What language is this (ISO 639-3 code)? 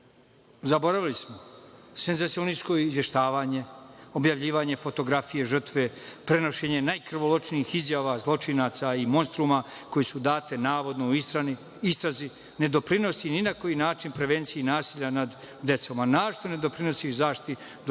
srp